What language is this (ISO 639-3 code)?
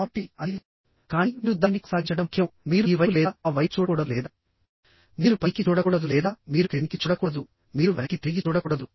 tel